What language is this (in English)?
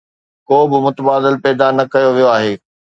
Sindhi